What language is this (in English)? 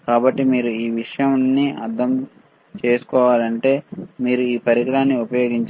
Telugu